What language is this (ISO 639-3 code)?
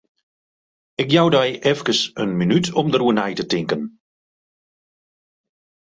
fry